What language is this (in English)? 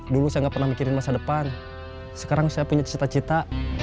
Indonesian